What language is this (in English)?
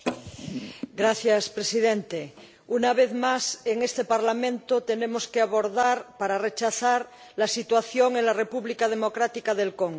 Spanish